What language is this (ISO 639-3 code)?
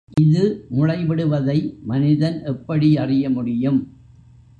tam